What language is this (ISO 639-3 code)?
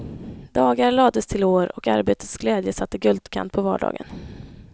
swe